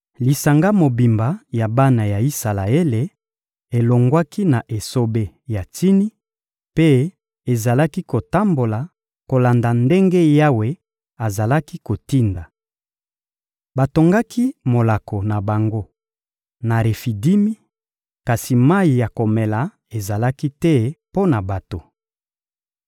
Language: Lingala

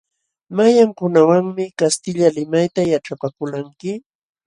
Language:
Jauja Wanca Quechua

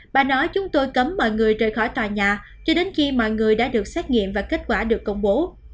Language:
Vietnamese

